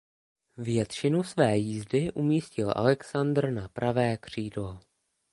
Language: Czech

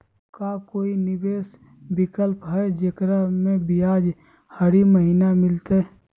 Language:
Magahi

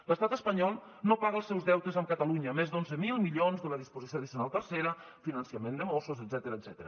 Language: Catalan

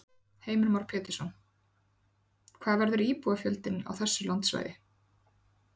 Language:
Icelandic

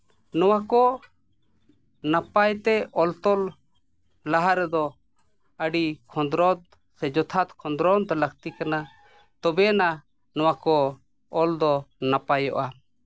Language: Santali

